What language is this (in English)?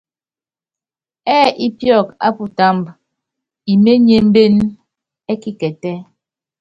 Yangben